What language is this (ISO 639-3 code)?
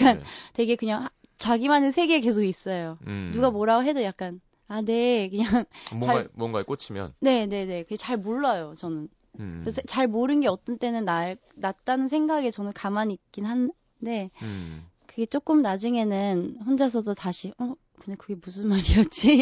kor